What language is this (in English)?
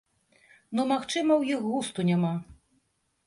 Belarusian